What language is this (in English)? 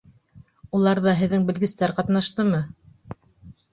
Bashkir